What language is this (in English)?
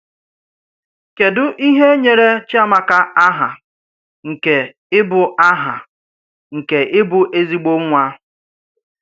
Igbo